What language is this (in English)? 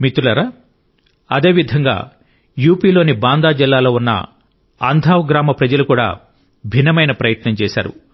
Telugu